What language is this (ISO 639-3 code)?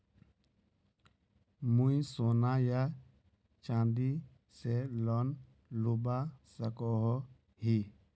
mag